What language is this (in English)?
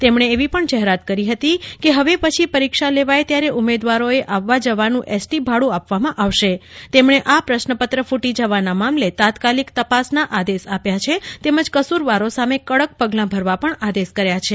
Gujarati